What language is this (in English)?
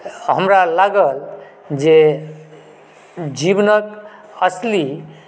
Maithili